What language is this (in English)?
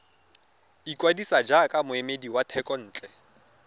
Tswana